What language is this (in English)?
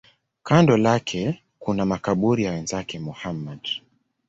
Swahili